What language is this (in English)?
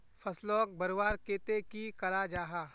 Magahi